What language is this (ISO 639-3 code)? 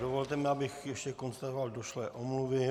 ces